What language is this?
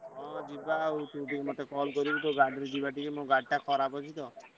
Odia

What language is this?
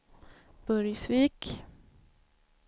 Swedish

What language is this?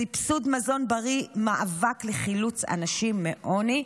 Hebrew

